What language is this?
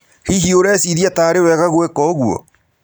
Kikuyu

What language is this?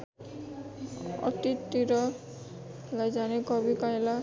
Nepali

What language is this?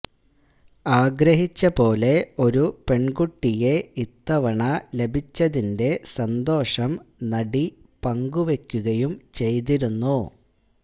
Malayalam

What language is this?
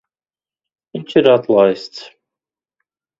Latvian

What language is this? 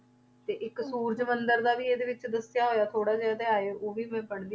Punjabi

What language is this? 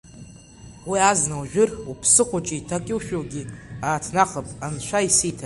Abkhazian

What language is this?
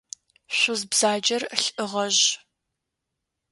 Adyghe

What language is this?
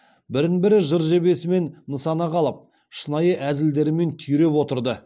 Kazakh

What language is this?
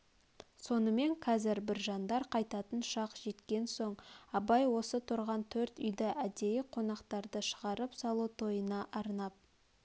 Kazakh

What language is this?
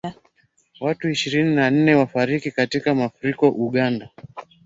Swahili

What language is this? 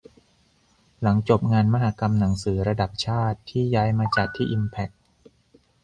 Thai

